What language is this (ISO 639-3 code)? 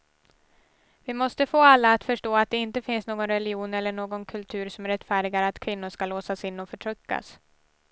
swe